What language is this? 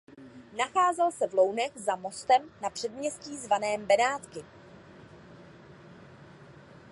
Czech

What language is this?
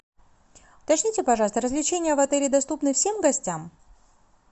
Russian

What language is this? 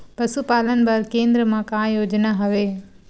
Chhattisgarhi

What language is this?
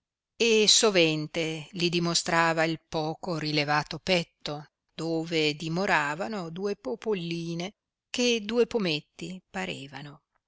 Italian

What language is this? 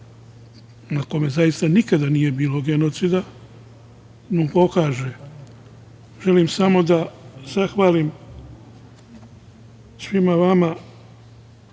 Serbian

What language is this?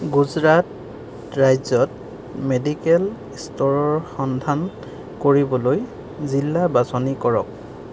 Assamese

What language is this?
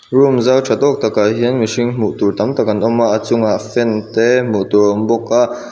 Mizo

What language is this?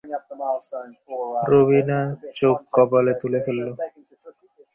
Bangla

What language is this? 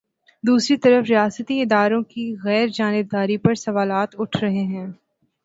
Urdu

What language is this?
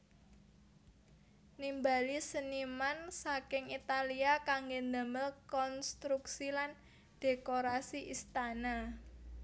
Javanese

